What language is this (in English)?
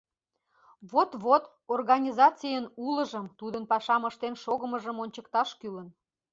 Mari